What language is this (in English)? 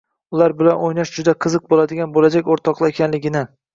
Uzbek